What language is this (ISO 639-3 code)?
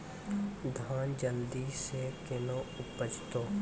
mai